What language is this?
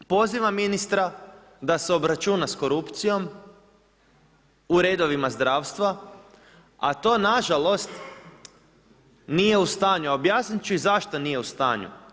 Croatian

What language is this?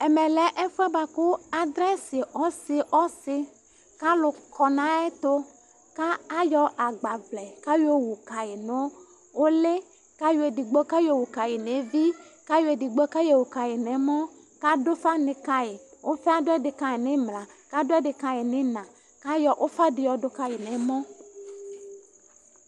Ikposo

